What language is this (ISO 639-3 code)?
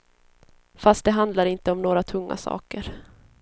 swe